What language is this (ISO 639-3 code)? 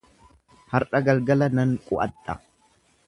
orm